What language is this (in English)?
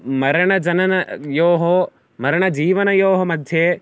Sanskrit